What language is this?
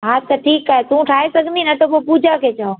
Sindhi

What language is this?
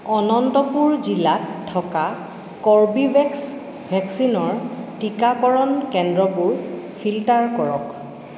Assamese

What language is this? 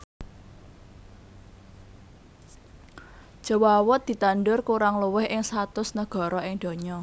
Javanese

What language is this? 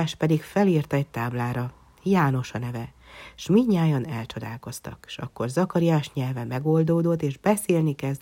Hungarian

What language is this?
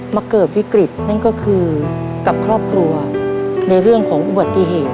Thai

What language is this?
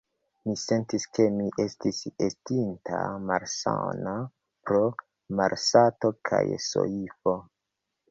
Esperanto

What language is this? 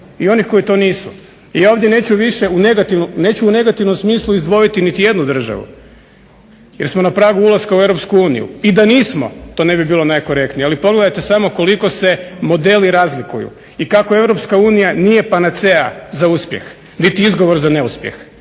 Croatian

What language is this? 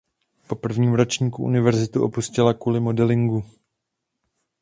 Czech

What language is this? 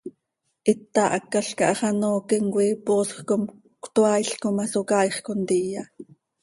Seri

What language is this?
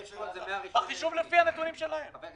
Hebrew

